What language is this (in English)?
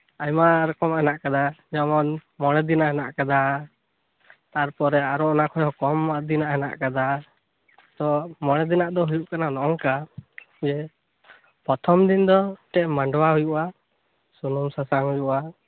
Santali